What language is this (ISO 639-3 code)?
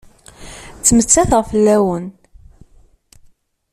kab